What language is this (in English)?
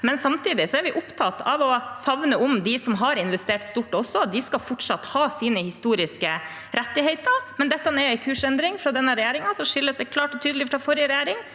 Norwegian